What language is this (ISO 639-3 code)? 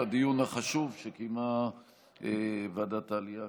heb